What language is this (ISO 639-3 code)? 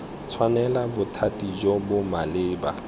tsn